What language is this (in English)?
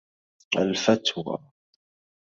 Arabic